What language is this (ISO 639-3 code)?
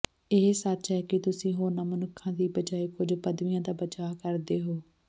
pan